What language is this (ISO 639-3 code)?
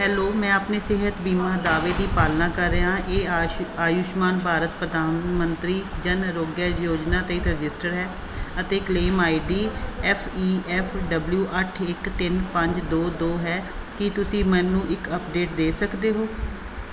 pan